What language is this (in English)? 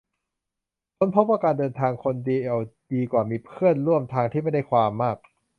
Thai